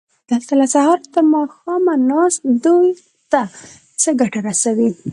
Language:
Pashto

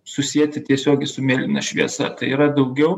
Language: Lithuanian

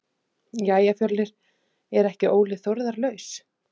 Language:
Icelandic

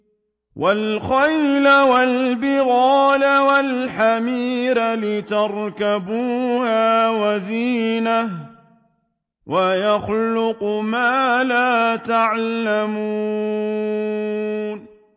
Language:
Arabic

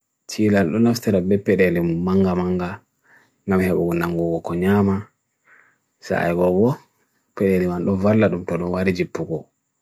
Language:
Bagirmi Fulfulde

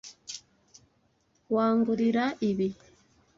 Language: Kinyarwanda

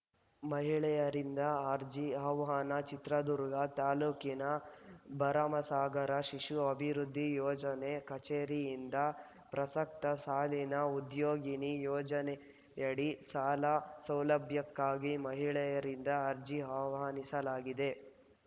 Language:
Kannada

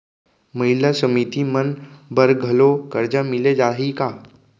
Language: Chhattisgarhi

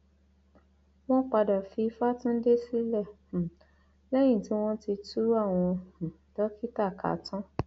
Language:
Yoruba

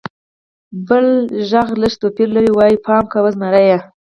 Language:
Pashto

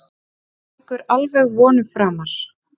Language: Icelandic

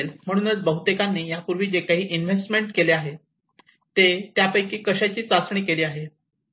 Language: Marathi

